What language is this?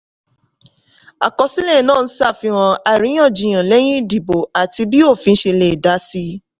Yoruba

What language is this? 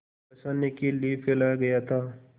Hindi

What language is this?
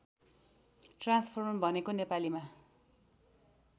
Nepali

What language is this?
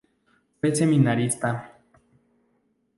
Spanish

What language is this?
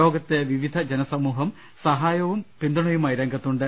Malayalam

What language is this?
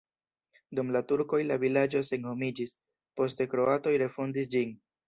Esperanto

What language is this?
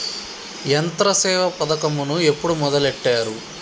Telugu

